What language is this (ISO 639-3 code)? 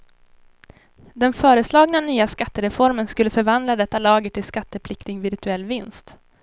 swe